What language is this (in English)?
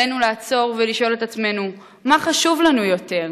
Hebrew